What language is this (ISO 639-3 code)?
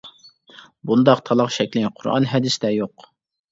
uig